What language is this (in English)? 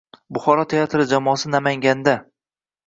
Uzbek